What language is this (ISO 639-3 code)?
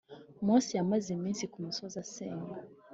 kin